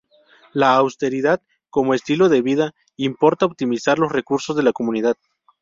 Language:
Spanish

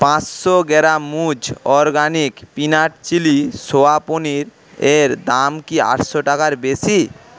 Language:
Bangla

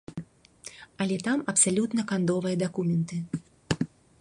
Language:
Belarusian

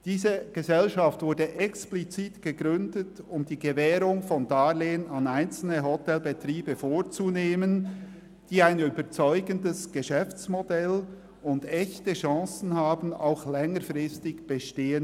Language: Swiss German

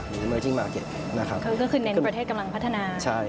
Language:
Thai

